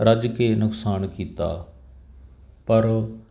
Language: Punjabi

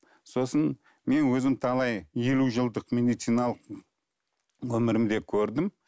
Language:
Kazakh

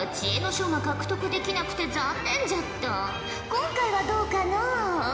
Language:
Japanese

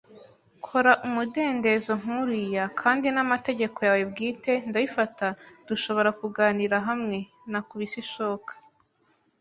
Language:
Kinyarwanda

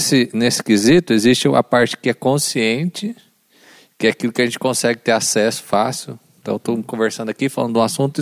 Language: Portuguese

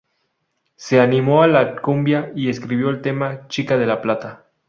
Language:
Spanish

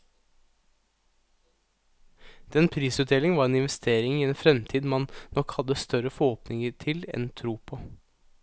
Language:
Norwegian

